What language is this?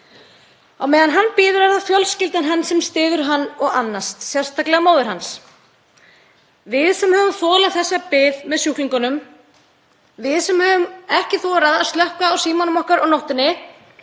Icelandic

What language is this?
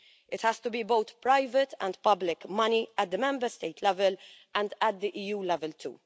English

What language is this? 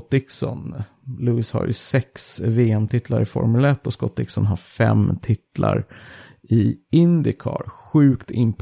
Swedish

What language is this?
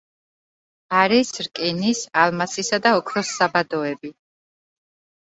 Georgian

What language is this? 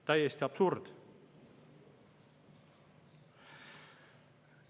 Estonian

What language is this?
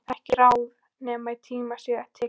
Icelandic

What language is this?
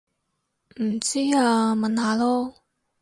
Cantonese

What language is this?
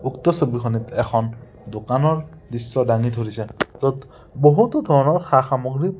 Assamese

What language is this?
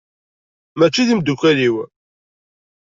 Kabyle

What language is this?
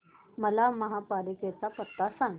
Marathi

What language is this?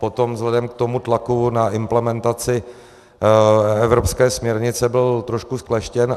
Czech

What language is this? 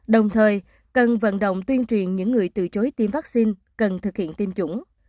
Vietnamese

